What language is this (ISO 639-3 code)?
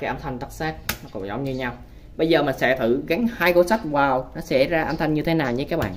vie